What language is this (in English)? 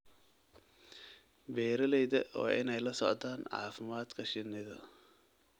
Somali